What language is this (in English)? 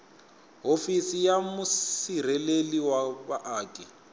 Tsonga